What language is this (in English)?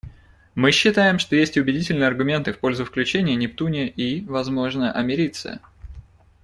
Russian